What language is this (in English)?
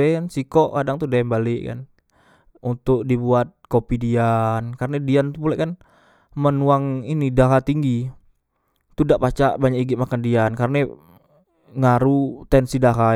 Musi